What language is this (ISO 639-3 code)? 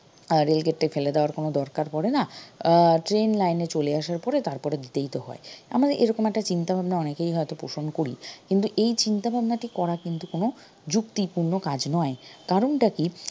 ben